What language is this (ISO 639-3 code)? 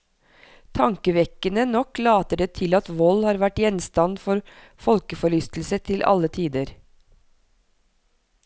nor